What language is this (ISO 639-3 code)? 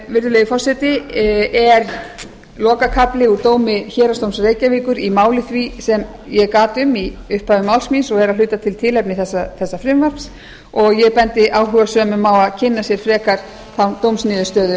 isl